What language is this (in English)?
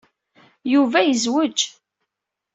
Kabyle